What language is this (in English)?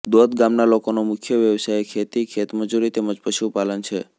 Gujarati